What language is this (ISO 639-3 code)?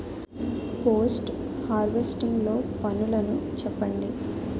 tel